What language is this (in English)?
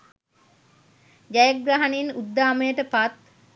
Sinhala